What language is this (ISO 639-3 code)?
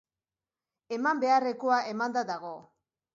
eus